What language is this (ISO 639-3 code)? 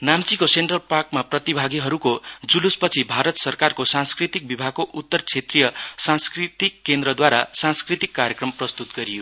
nep